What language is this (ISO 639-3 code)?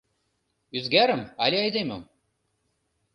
chm